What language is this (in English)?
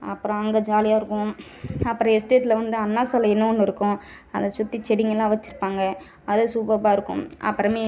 Tamil